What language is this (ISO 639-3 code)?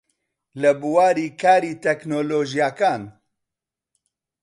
ckb